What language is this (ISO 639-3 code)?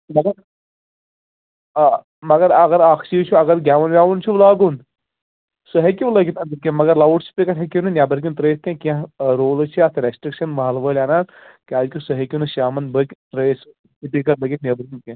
kas